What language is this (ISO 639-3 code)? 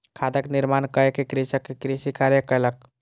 mai